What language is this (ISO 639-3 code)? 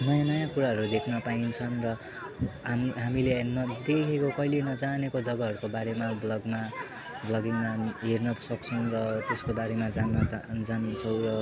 nep